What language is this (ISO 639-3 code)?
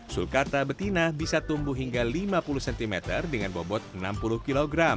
ind